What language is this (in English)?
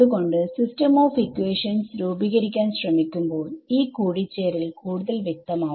Malayalam